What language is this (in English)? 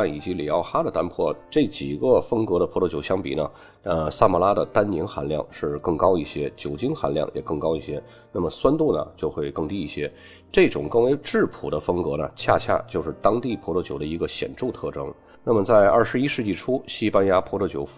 Chinese